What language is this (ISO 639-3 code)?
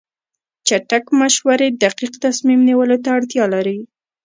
pus